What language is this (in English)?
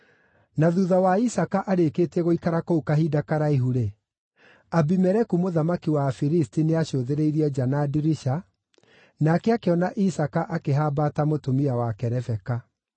Kikuyu